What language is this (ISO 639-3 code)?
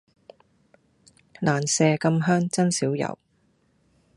yue